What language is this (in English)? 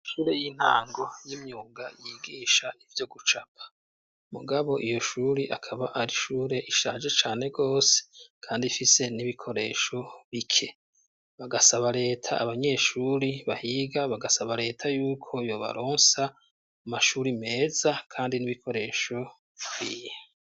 Rundi